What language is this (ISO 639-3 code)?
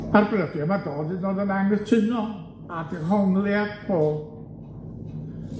cym